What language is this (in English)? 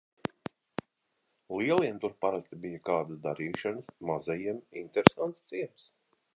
Latvian